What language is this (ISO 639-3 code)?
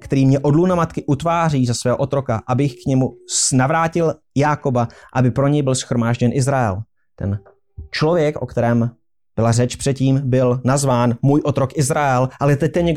ces